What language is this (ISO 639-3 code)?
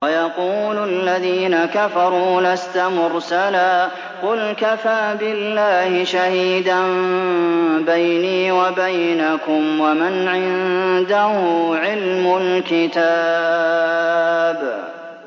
ara